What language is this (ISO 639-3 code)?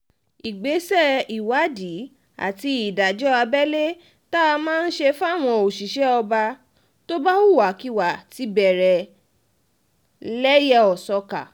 yor